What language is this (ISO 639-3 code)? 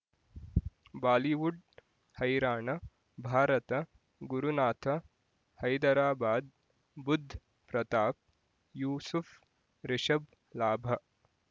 kan